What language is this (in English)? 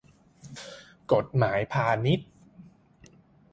Thai